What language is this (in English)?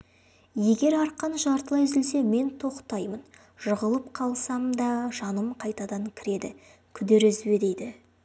Kazakh